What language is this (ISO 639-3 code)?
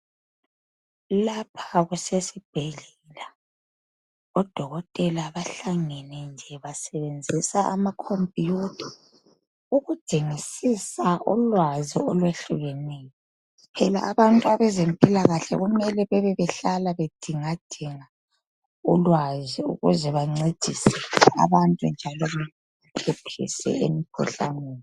nde